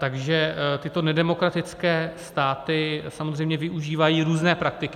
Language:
Czech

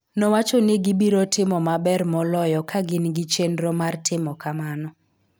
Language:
Luo (Kenya and Tanzania)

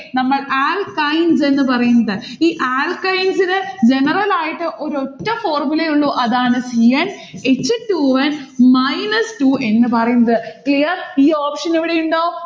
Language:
Malayalam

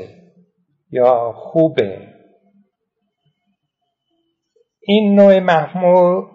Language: Persian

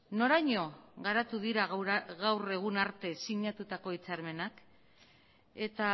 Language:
Basque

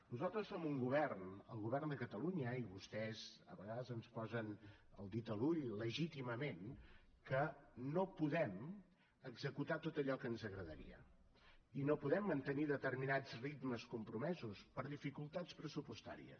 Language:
Catalan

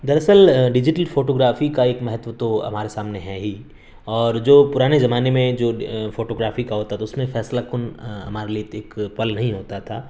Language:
Urdu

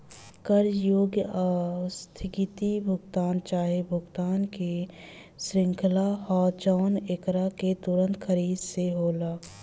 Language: Bhojpuri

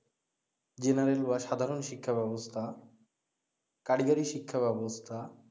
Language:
Bangla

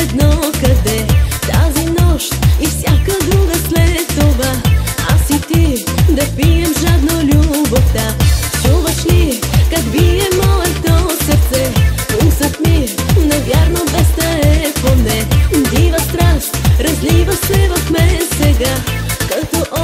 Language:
Bulgarian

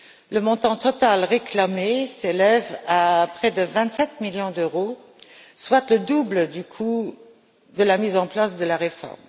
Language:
French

